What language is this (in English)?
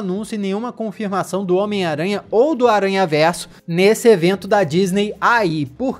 Portuguese